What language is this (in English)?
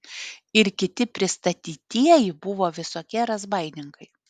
Lithuanian